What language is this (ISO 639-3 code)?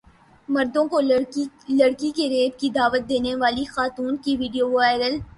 urd